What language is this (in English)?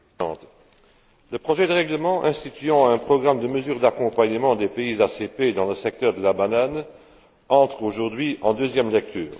French